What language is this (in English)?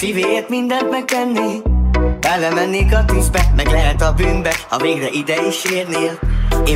Hungarian